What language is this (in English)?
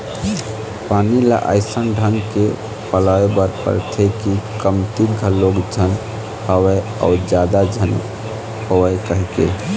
Chhattisgarhi